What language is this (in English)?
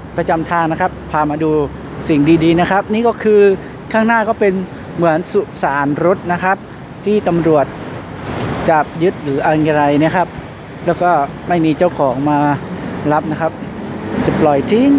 Thai